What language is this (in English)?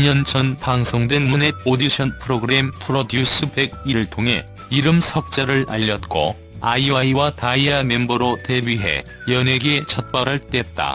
Korean